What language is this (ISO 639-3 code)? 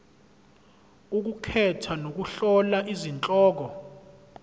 zul